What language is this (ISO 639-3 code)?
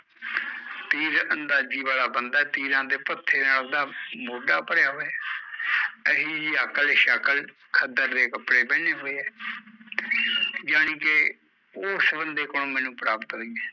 pan